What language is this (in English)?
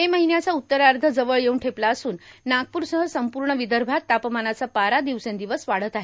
Marathi